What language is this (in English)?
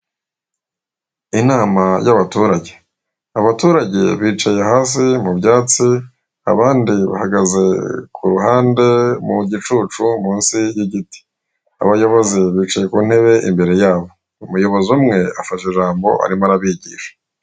Kinyarwanda